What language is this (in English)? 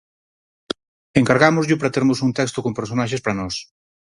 Galician